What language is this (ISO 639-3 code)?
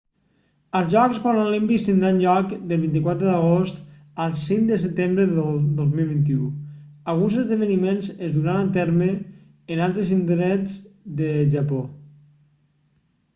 cat